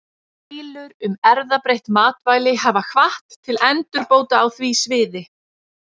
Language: Icelandic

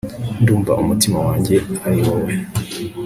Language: Kinyarwanda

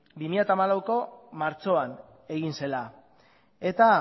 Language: Basque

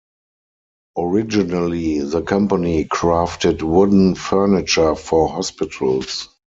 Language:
English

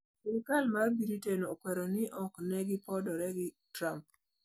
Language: Luo (Kenya and Tanzania)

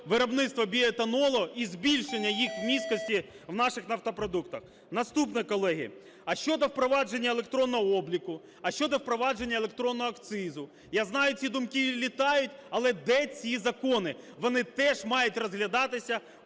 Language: Ukrainian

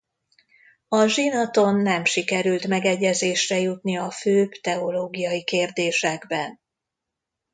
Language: Hungarian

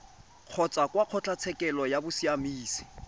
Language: Tswana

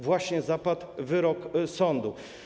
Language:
Polish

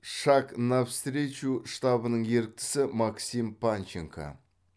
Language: Kazakh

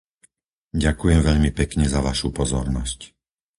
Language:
Slovak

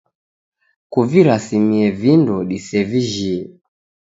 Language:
Taita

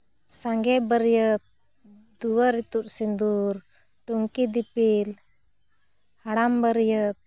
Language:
Santali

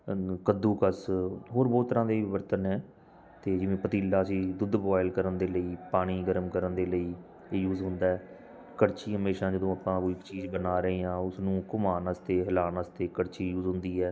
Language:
Punjabi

